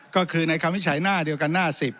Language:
Thai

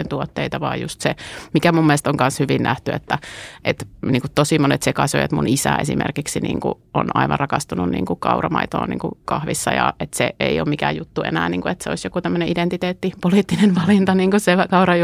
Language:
Finnish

